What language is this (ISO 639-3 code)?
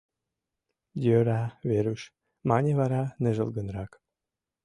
chm